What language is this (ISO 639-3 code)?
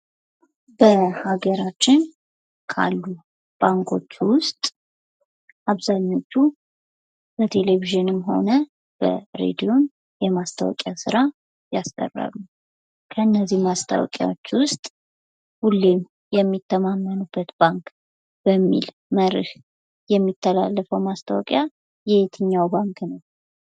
amh